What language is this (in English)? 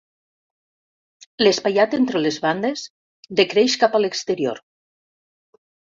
Catalan